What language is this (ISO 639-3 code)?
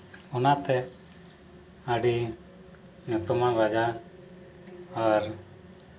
sat